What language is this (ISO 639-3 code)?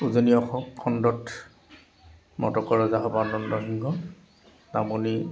asm